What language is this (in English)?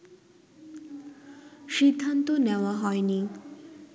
Bangla